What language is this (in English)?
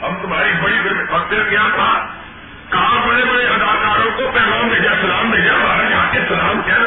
Urdu